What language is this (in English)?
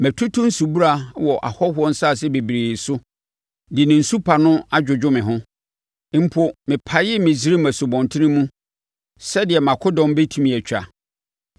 Akan